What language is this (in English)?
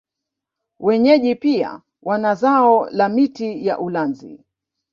Swahili